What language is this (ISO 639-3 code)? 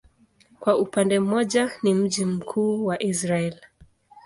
swa